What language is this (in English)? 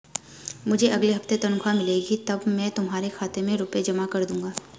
Hindi